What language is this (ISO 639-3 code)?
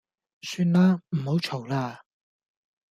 yue